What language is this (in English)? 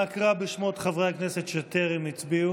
Hebrew